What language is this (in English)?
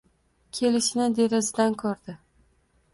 Uzbek